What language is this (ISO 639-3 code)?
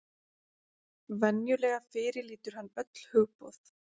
isl